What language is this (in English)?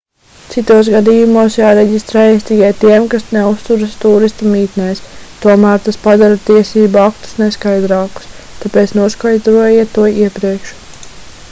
Latvian